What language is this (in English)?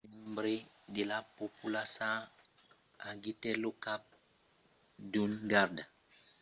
Occitan